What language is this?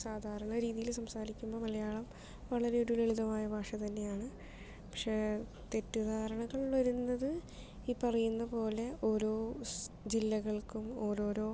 Malayalam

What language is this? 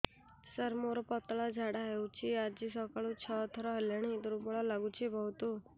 Odia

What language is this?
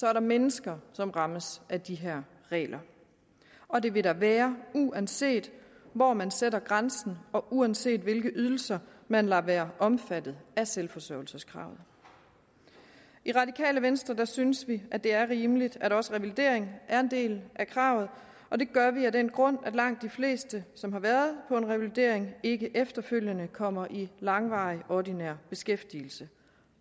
Danish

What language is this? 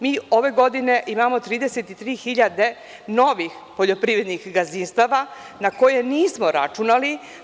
Serbian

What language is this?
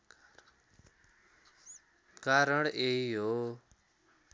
Nepali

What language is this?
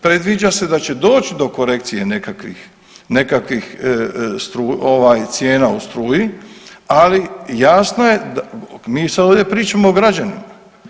Croatian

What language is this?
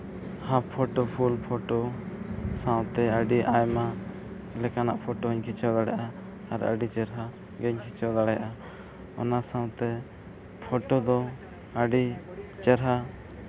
Santali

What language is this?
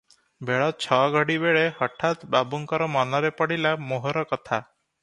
Odia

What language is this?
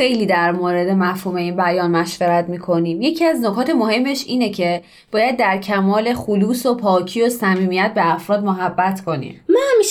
Persian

